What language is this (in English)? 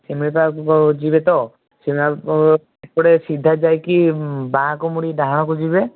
Odia